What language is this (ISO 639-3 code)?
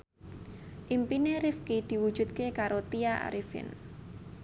jav